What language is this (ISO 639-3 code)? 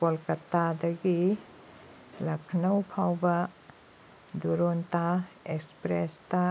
mni